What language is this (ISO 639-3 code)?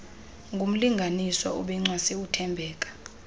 xho